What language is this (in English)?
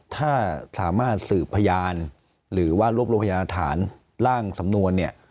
Thai